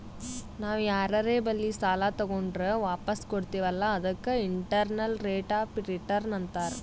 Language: Kannada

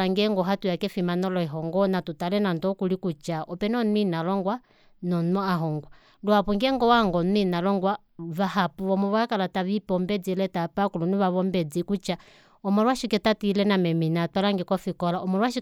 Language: Kuanyama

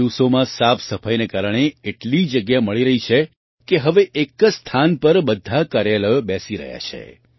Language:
Gujarati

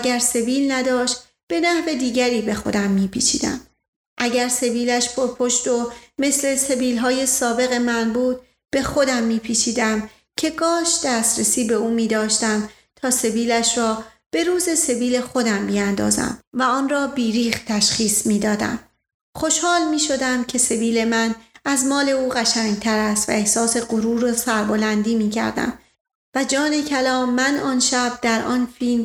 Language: Persian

